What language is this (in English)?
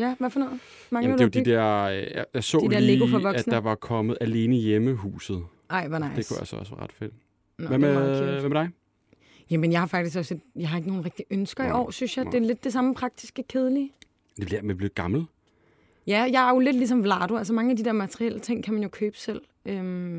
Danish